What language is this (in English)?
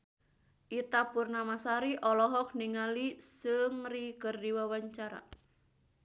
Sundanese